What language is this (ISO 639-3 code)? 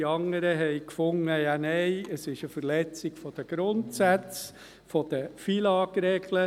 gsw